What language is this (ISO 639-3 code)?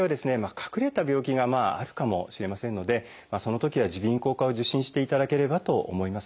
jpn